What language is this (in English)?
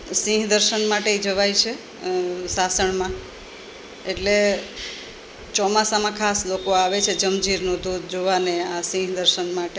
Gujarati